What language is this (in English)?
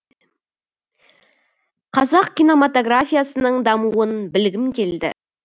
Kazakh